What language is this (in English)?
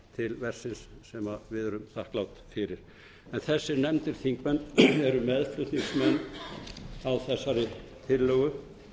Icelandic